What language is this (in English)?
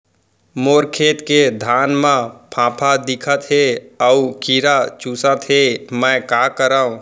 Chhattisgarhi